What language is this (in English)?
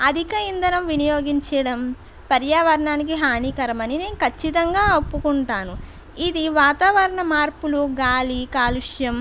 Telugu